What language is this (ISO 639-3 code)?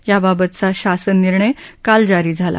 mar